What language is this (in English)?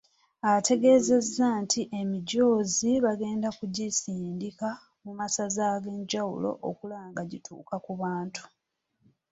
Ganda